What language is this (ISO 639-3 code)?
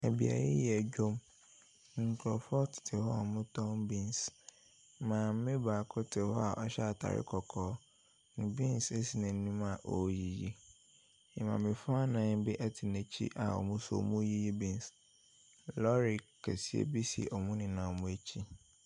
aka